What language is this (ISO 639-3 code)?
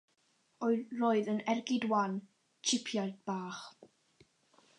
cym